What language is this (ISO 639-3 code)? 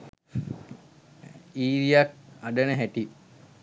sin